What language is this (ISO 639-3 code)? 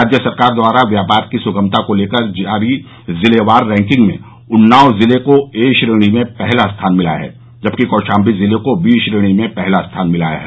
hin